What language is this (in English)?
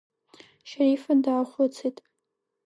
Abkhazian